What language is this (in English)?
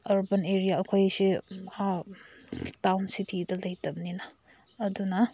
Manipuri